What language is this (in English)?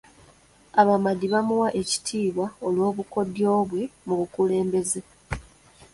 Ganda